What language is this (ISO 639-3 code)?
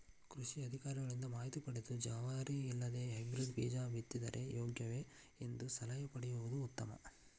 kan